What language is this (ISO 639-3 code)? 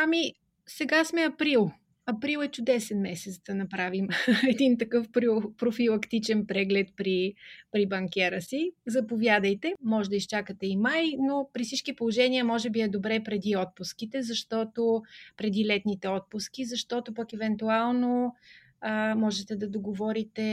bul